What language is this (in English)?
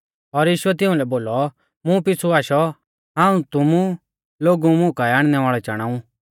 Mahasu Pahari